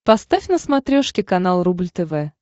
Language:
Russian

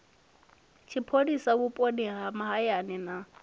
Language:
Venda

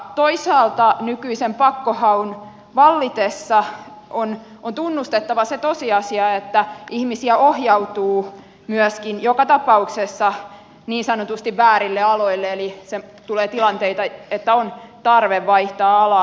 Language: Finnish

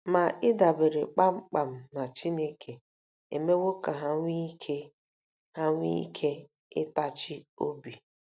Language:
Igbo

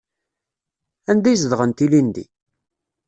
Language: Kabyle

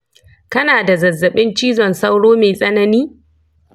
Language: Hausa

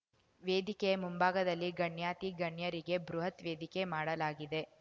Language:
Kannada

